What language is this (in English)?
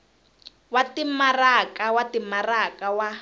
Tsonga